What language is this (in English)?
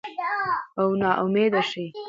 Pashto